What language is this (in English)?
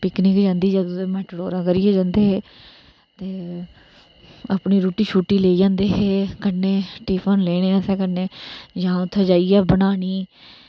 Dogri